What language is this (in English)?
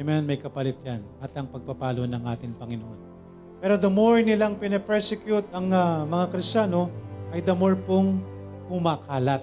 Filipino